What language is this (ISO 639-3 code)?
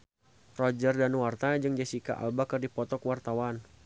sun